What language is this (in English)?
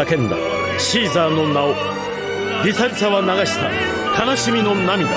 Japanese